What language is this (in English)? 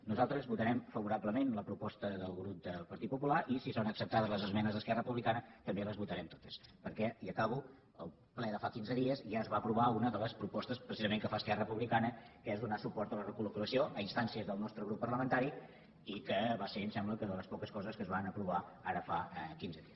Catalan